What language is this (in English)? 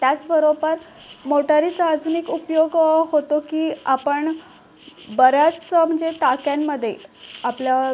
Marathi